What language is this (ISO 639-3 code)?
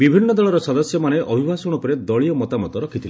ori